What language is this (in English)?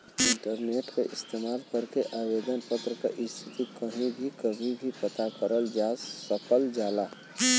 Bhojpuri